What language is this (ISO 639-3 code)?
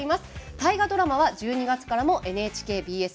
jpn